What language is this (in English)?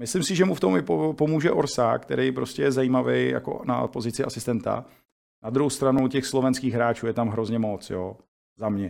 Czech